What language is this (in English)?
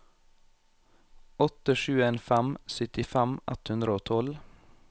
Norwegian